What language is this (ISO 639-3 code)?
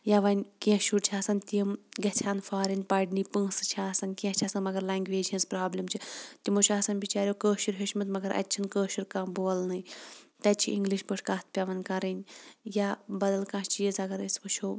kas